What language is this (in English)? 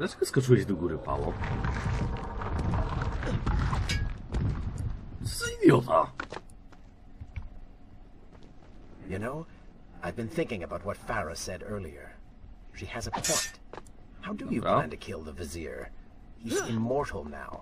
Polish